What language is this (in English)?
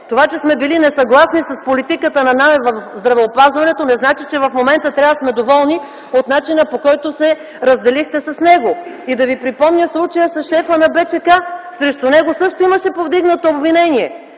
Bulgarian